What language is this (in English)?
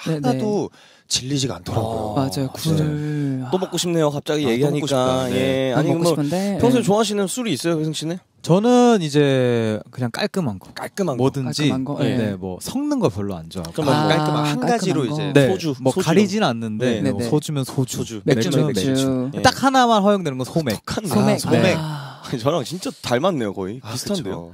Korean